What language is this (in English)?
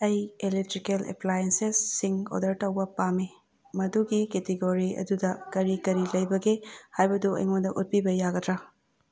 Manipuri